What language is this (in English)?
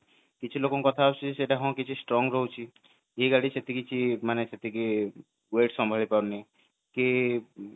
Odia